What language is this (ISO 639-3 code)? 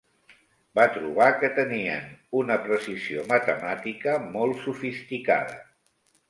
cat